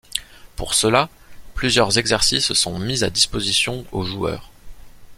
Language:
French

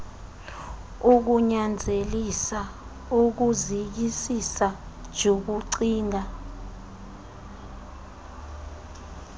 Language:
Xhosa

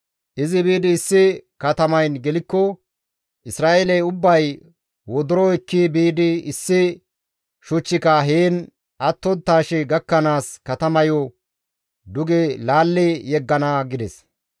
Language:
Gamo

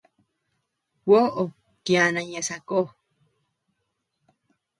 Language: Tepeuxila Cuicatec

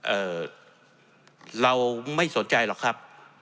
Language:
Thai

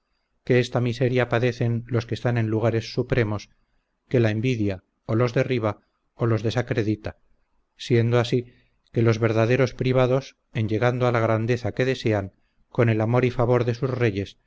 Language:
Spanish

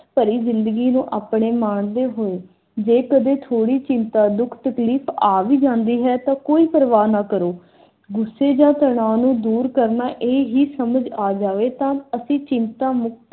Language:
Punjabi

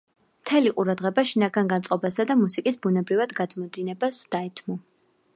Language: Georgian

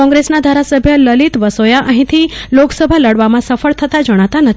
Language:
Gujarati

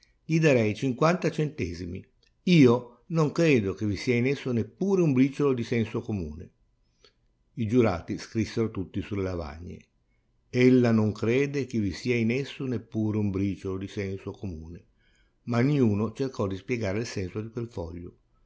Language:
Italian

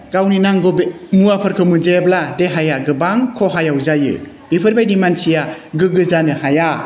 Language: Bodo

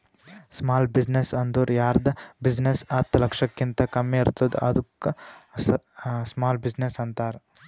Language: Kannada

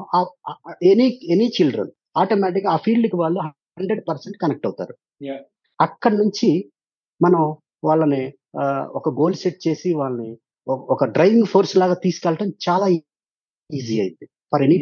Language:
Telugu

